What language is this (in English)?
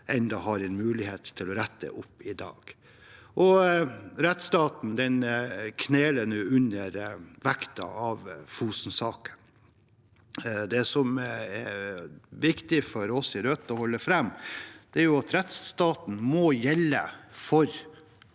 Norwegian